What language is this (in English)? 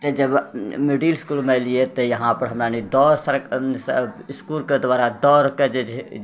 Maithili